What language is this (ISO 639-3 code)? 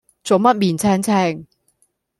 yue